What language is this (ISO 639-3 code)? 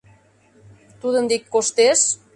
chm